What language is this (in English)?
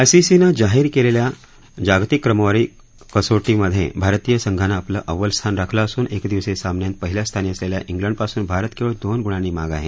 Marathi